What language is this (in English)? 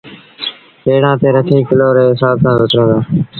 Sindhi Bhil